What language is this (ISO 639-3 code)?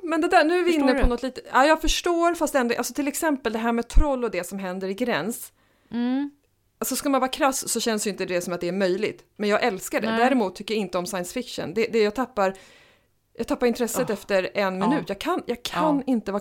swe